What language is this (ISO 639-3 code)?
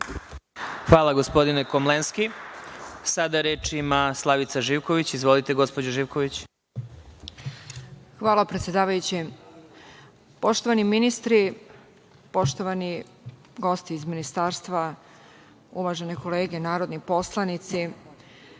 srp